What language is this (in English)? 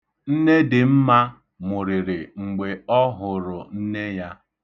Igbo